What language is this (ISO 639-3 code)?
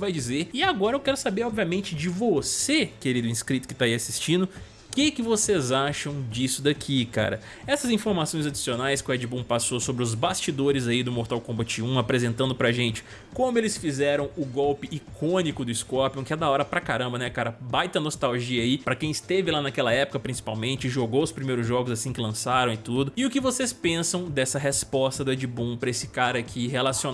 por